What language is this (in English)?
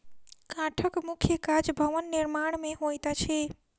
Maithili